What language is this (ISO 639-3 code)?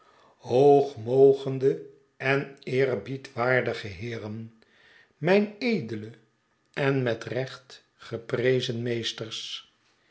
nld